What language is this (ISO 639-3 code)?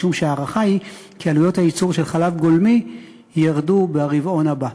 heb